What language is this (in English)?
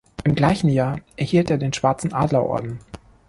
German